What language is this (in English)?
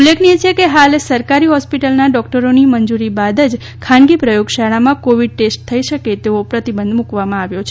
Gujarati